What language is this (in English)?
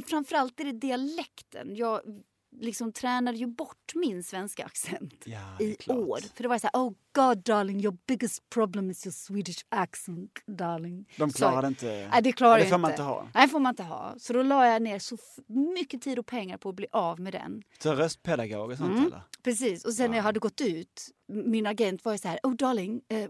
Swedish